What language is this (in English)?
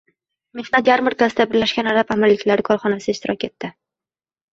Uzbek